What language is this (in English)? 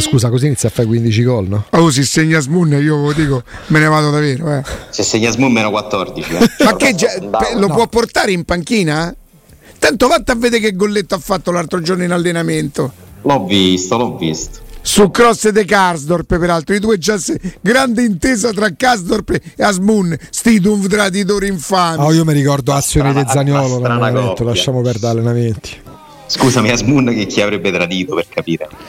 Italian